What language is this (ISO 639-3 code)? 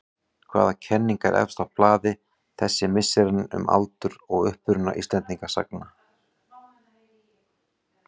isl